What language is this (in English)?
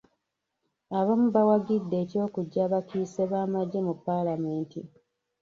Ganda